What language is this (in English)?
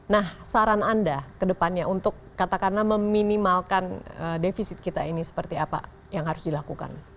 Indonesian